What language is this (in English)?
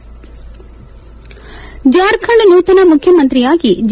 Kannada